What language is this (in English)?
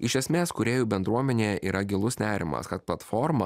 Lithuanian